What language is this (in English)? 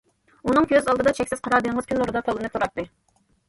Uyghur